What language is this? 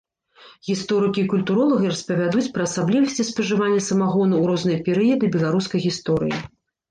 Belarusian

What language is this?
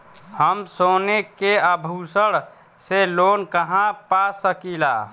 Bhojpuri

